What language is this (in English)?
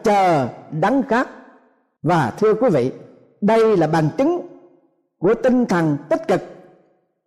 Vietnamese